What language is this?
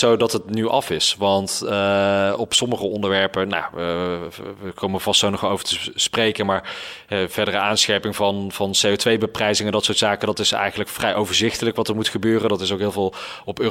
Dutch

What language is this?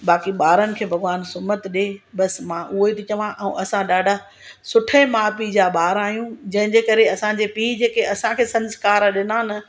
Sindhi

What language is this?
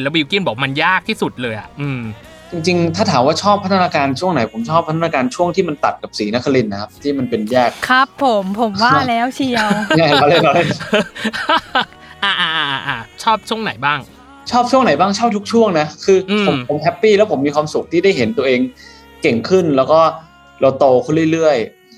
Thai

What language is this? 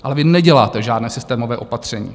Czech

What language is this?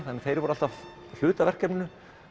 Icelandic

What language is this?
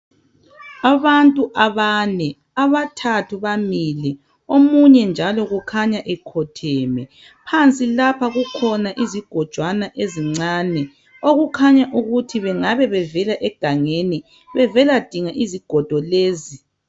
North Ndebele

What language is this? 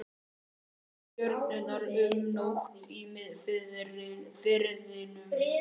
Icelandic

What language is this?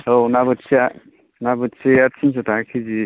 Bodo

